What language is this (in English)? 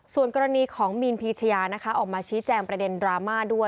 Thai